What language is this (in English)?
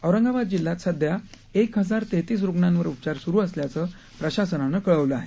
Marathi